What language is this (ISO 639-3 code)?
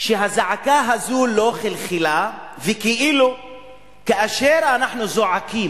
heb